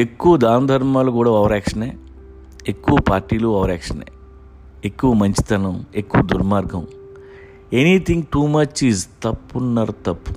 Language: Telugu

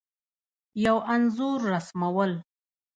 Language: Pashto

